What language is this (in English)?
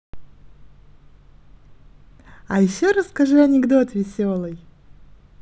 Russian